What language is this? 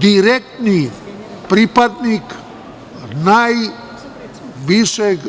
Serbian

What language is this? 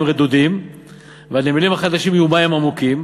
Hebrew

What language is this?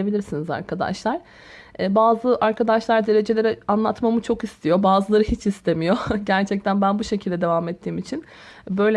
Turkish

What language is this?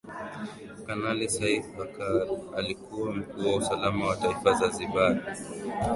Swahili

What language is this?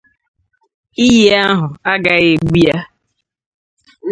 Igbo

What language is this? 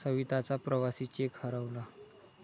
Marathi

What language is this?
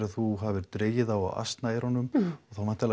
Icelandic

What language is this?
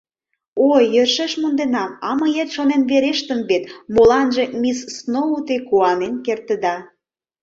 Mari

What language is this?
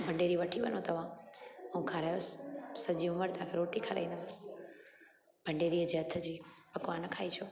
Sindhi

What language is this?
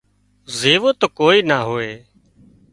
Wadiyara Koli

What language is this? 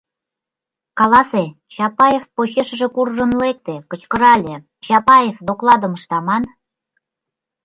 Mari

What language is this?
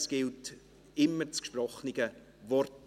Swiss German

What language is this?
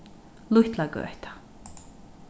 Faroese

